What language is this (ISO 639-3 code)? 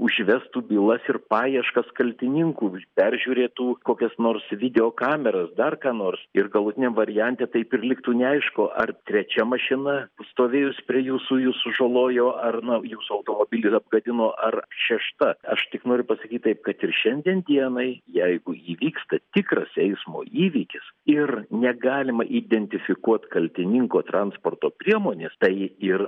lit